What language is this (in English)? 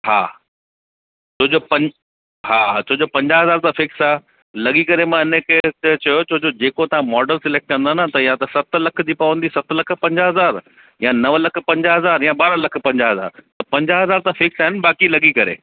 Sindhi